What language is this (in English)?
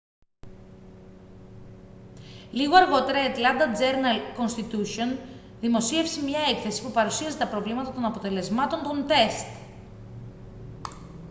Greek